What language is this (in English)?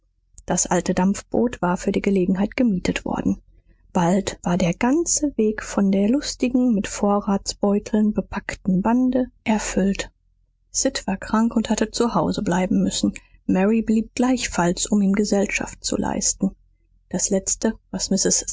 German